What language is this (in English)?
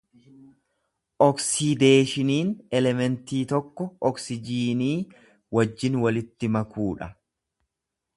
Oromo